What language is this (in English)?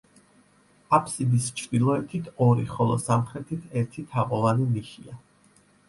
Georgian